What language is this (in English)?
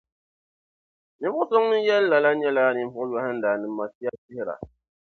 Dagbani